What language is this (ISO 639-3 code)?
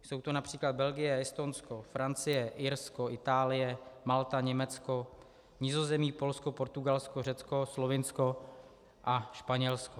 ces